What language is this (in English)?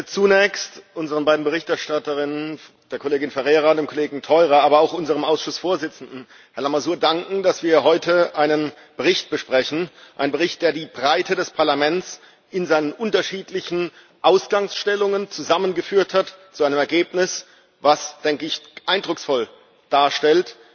German